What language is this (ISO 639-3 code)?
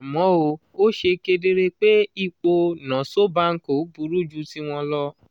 yor